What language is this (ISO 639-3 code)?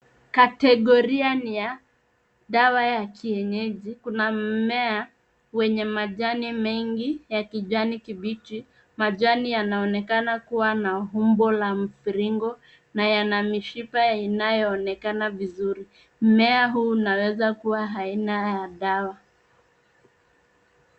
swa